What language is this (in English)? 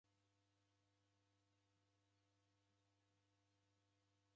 Taita